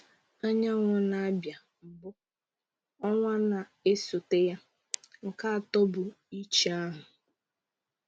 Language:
Igbo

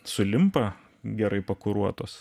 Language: Lithuanian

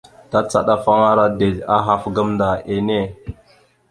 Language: Mada (Cameroon)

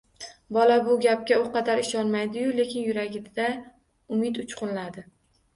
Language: Uzbek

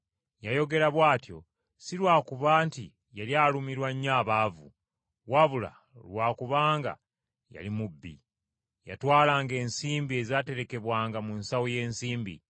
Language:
Ganda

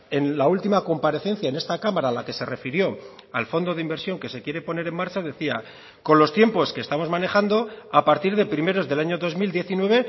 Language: Spanish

